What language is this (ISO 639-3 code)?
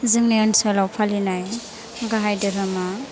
brx